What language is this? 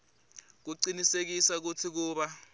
Swati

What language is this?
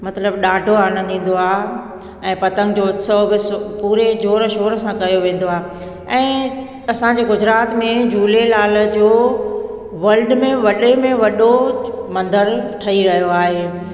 Sindhi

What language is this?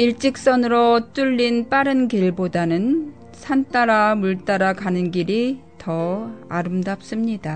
Korean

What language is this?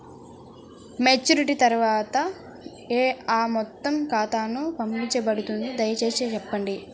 Telugu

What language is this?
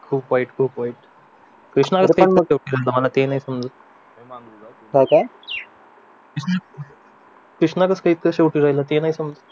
Marathi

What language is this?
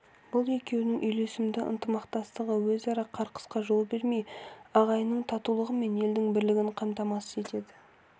Kazakh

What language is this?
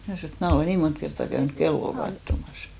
Finnish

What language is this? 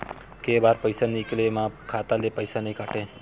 Chhattisgarhi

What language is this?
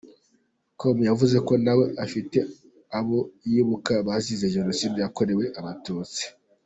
Kinyarwanda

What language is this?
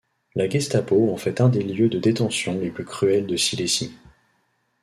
French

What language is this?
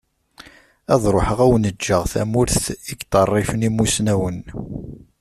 Kabyle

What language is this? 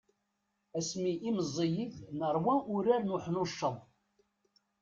Kabyle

